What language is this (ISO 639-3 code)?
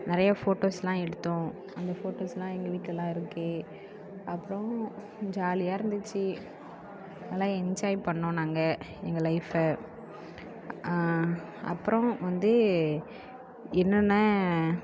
tam